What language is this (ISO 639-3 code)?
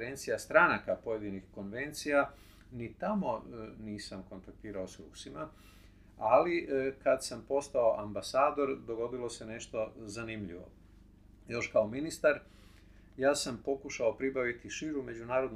hrv